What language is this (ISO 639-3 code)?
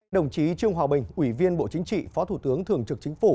vie